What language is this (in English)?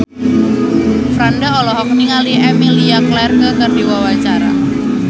Sundanese